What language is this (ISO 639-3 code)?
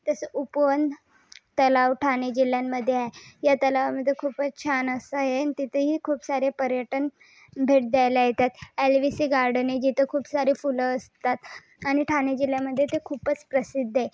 mar